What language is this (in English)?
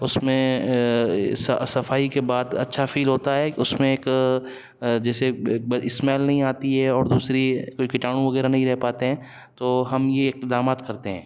Urdu